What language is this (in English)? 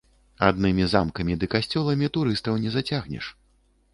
Belarusian